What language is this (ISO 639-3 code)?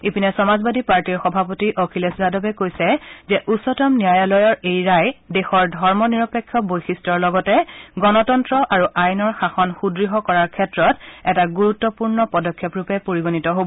asm